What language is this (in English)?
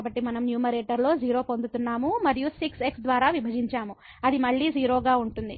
Telugu